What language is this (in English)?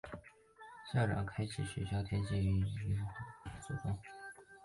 Chinese